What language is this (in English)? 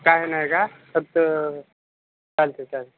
Marathi